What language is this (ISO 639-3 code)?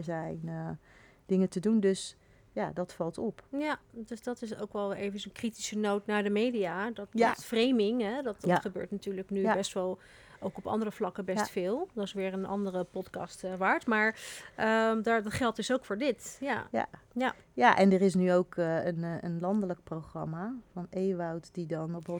nld